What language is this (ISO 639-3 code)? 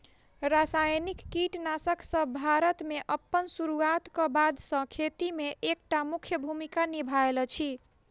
mai